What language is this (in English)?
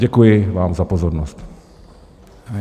Czech